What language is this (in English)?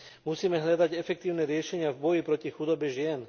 Slovak